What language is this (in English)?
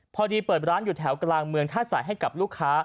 Thai